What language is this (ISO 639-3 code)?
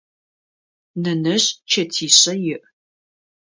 ady